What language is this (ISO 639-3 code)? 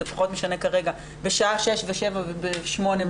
heb